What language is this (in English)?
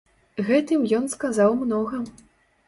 Belarusian